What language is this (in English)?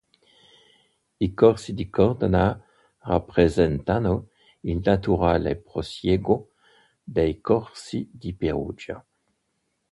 Italian